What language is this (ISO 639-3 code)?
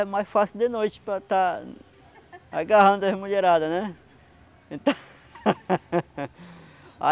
por